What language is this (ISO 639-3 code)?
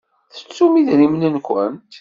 kab